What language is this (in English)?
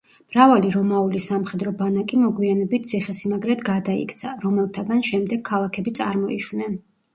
Georgian